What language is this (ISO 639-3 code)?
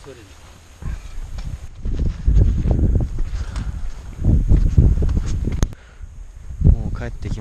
jpn